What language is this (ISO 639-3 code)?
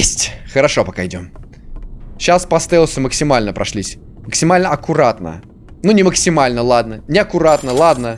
rus